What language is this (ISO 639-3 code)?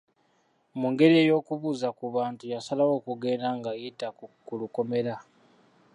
lug